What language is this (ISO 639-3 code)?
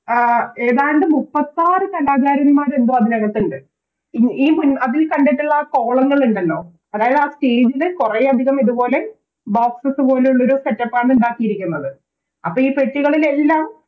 mal